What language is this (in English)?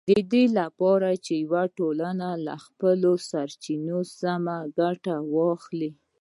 Pashto